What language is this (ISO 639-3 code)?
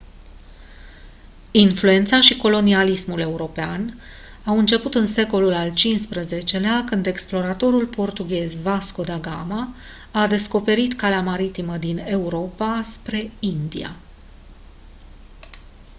ron